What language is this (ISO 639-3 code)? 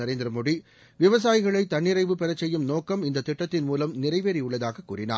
tam